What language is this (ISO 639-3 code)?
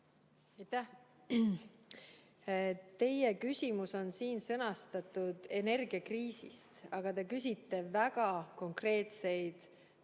est